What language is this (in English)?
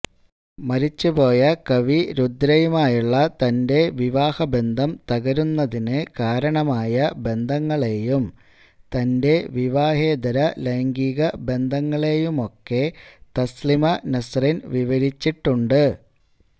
Malayalam